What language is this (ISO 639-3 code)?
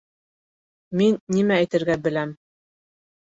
bak